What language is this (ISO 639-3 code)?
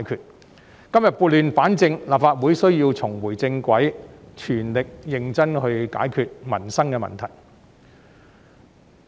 yue